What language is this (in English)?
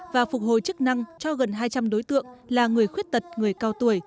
Vietnamese